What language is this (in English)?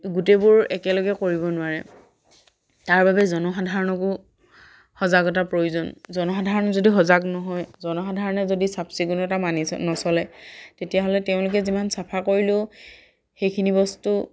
Assamese